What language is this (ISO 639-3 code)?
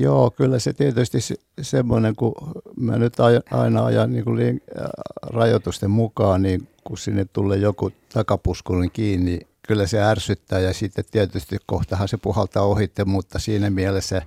fin